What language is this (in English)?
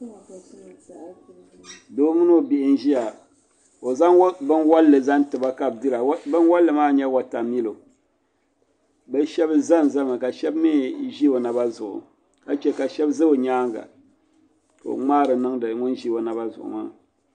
Dagbani